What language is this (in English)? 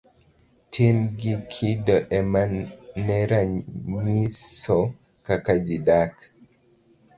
Luo (Kenya and Tanzania)